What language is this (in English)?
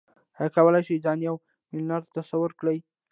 Pashto